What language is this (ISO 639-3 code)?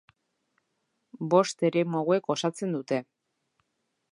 eus